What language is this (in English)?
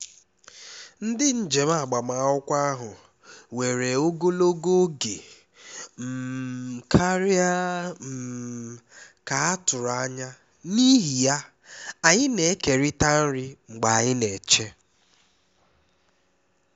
Igbo